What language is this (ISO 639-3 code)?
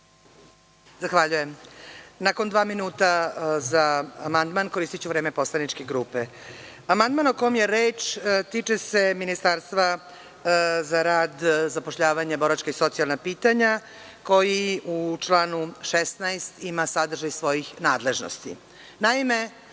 srp